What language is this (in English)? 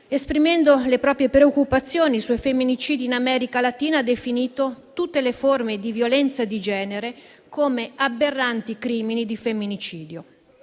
Italian